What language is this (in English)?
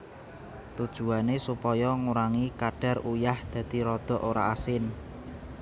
Javanese